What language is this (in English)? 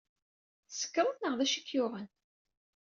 Kabyle